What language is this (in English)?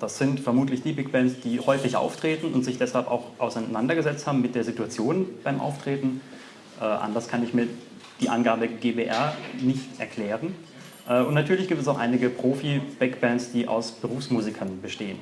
German